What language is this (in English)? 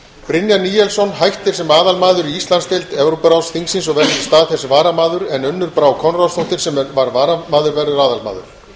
Icelandic